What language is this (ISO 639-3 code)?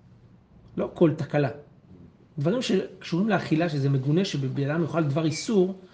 heb